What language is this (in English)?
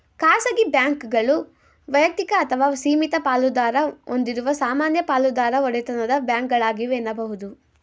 Kannada